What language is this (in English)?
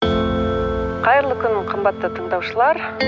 Kazakh